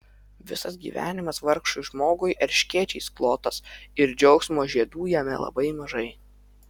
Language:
Lithuanian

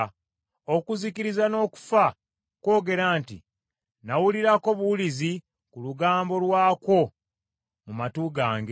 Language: Ganda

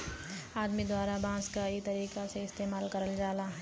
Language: Bhojpuri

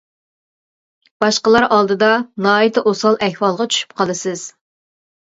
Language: Uyghur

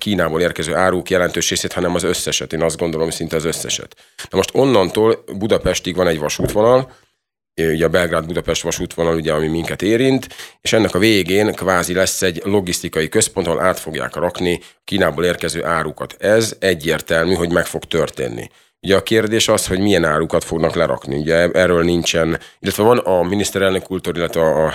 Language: Hungarian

